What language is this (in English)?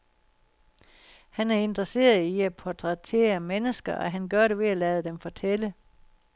Danish